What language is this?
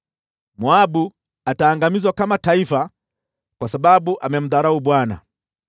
Swahili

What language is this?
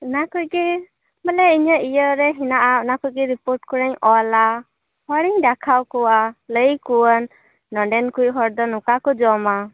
Santali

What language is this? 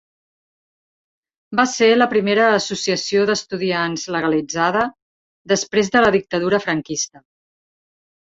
Catalan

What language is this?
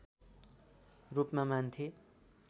Nepali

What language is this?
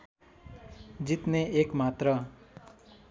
Nepali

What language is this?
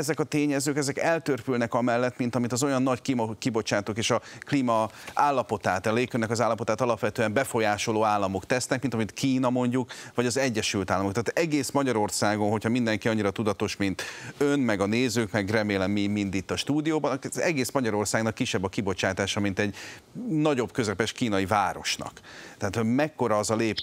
Hungarian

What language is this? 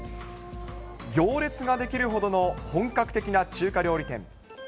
Japanese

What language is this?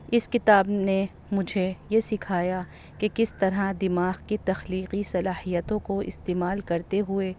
Urdu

